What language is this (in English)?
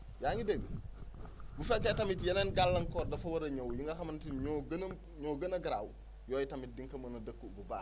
Wolof